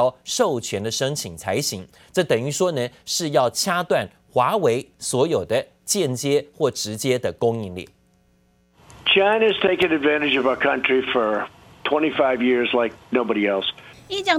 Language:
Chinese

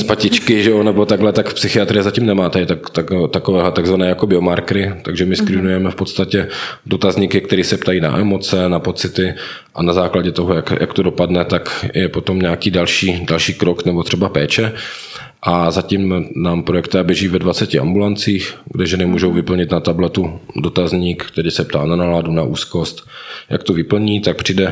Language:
Czech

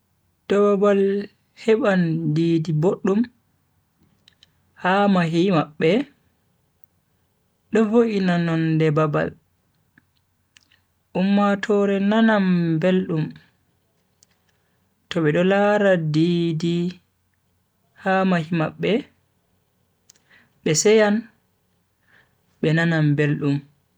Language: Bagirmi Fulfulde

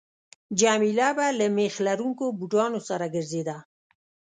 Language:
Pashto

